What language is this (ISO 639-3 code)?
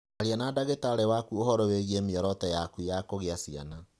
kik